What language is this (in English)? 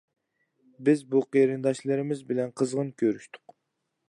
Uyghur